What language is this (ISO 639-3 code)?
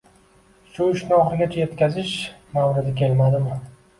uzb